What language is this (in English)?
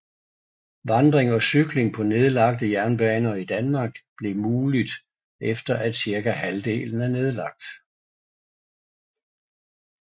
Danish